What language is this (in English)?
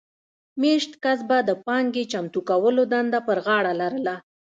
Pashto